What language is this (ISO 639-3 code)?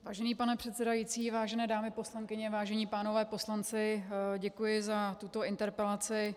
ces